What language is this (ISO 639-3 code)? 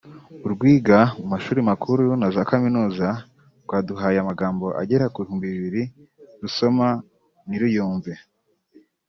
kin